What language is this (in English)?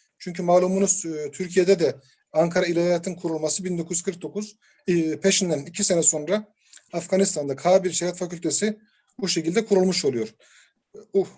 Turkish